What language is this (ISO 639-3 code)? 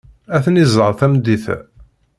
kab